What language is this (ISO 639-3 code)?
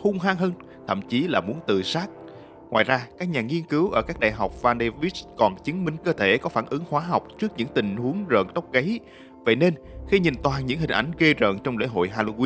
vie